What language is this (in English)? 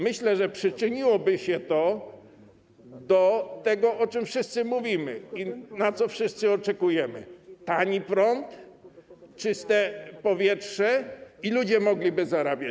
Polish